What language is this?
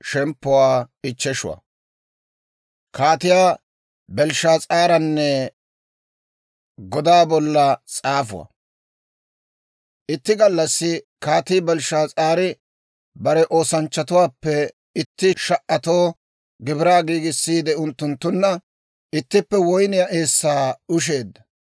Dawro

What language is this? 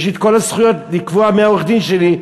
Hebrew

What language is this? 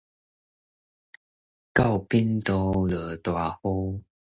Min Nan Chinese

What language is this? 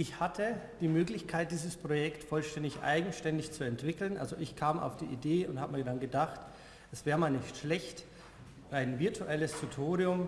German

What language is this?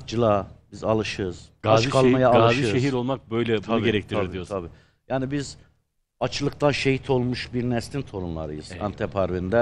Turkish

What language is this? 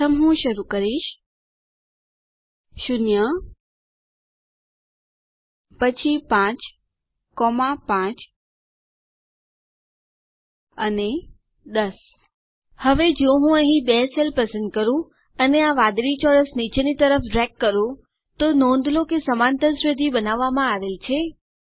Gujarati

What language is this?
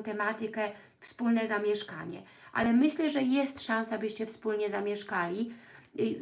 Polish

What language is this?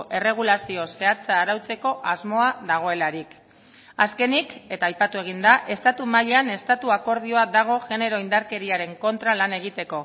Basque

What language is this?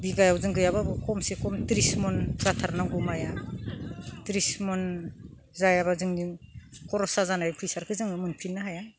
Bodo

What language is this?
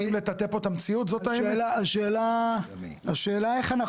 Hebrew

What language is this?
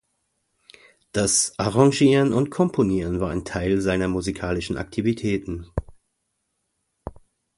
German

